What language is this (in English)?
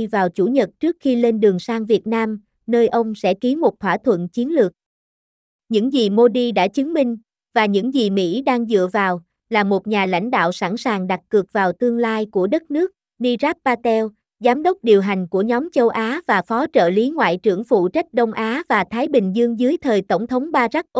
Vietnamese